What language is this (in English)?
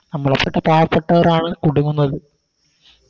Malayalam